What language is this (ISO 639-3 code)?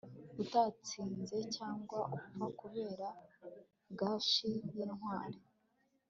kin